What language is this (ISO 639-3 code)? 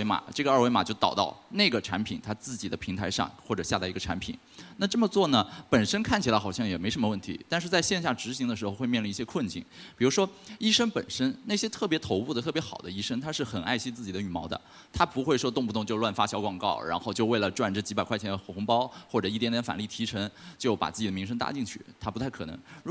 zho